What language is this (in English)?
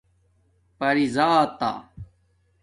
Domaaki